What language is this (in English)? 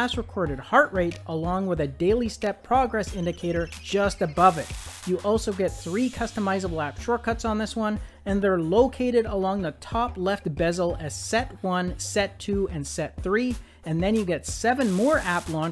English